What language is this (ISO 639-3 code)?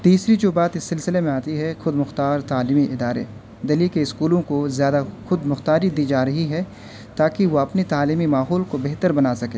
urd